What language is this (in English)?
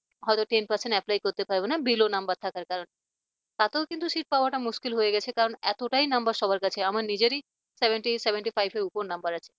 Bangla